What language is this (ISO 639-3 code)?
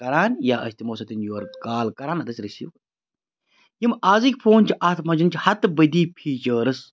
kas